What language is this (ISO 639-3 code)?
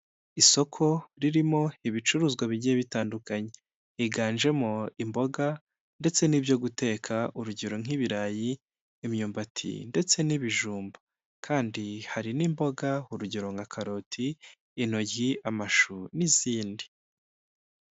kin